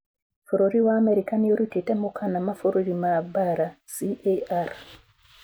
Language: Kikuyu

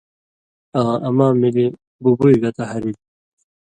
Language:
Indus Kohistani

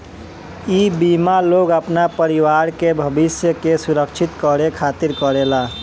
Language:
Bhojpuri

